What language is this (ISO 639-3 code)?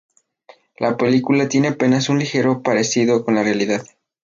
spa